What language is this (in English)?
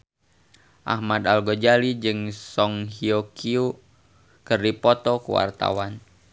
Sundanese